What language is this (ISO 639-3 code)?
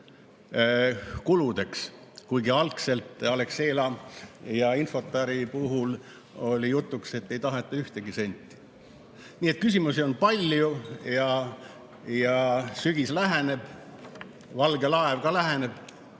est